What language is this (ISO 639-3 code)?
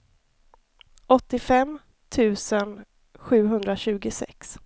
swe